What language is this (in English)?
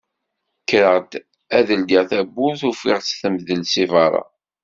Kabyle